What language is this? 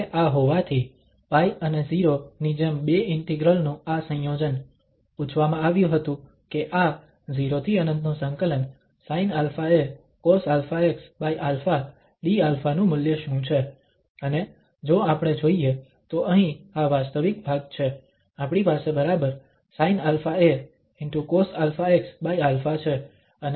Gujarati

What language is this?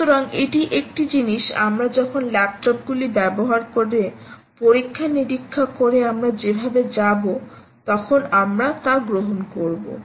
Bangla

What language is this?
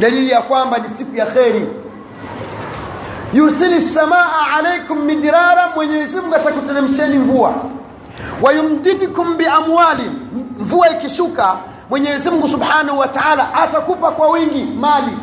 Swahili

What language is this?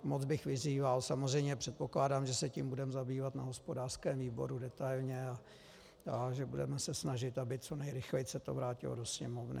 Czech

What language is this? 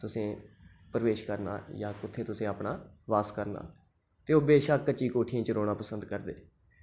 Dogri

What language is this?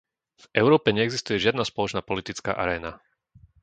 Slovak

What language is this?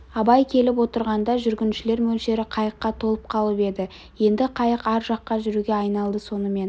Kazakh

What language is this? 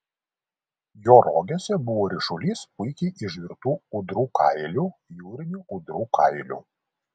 Lithuanian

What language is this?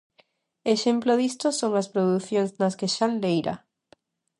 Galician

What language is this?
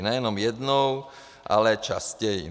Czech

